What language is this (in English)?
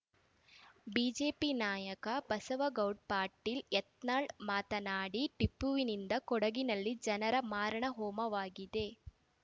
Kannada